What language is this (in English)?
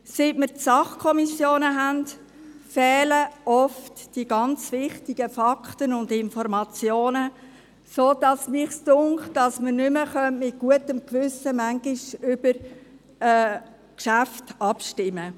Swiss German